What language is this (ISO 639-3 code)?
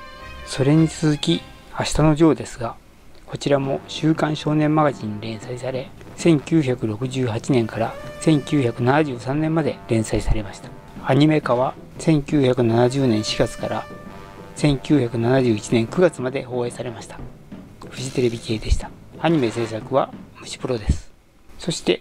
jpn